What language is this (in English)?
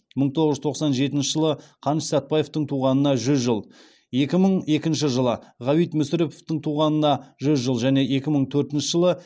Kazakh